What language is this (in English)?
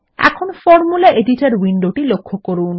Bangla